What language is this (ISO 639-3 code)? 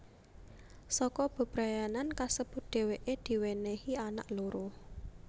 jav